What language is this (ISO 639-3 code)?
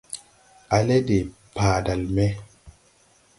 tui